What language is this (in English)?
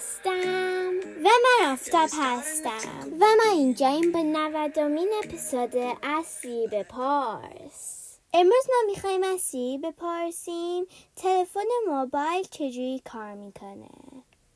Persian